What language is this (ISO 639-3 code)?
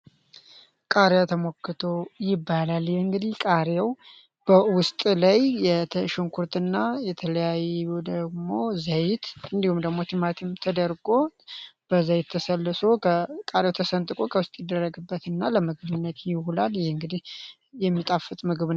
amh